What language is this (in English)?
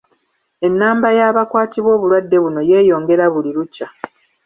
Ganda